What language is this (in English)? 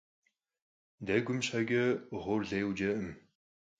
Kabardian